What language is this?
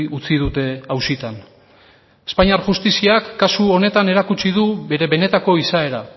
Basque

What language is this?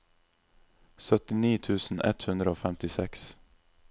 Norwegian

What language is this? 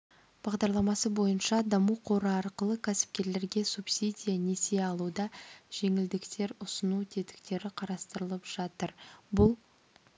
Kazakh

